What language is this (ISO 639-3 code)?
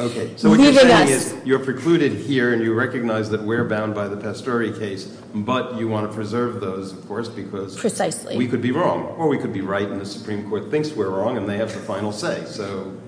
eng